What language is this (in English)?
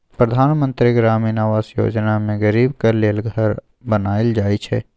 Maithili